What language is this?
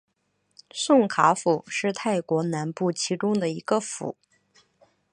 Chinese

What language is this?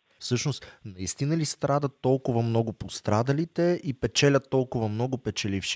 Bulgarian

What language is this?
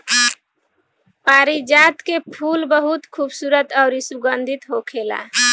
Bhojpuri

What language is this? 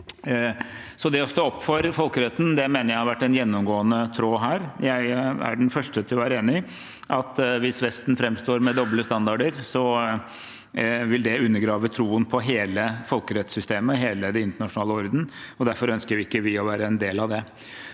Norwegian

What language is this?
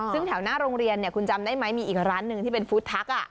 Thai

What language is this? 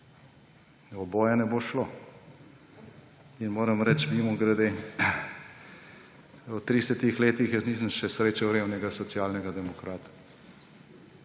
Slovenian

